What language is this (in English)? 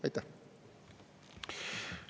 Estonian